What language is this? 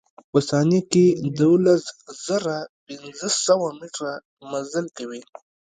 Pashto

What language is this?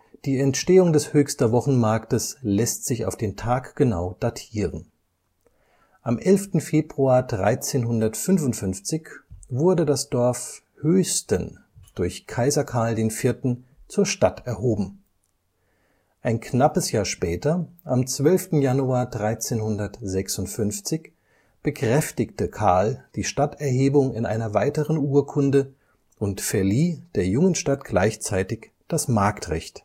German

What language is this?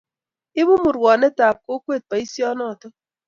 Kalenjin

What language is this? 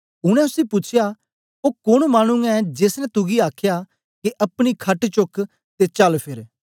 Dogri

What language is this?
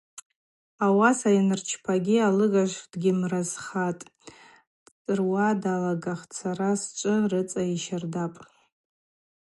Abaza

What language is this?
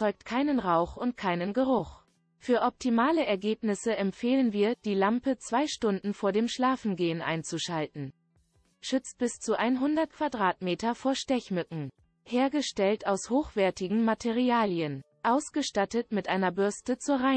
German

